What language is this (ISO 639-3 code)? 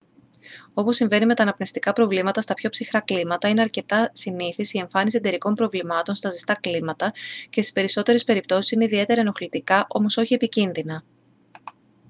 ell